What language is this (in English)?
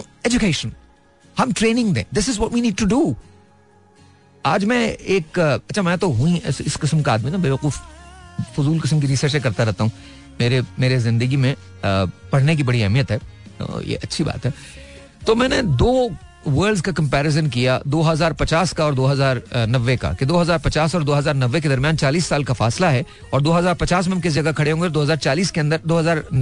Hindi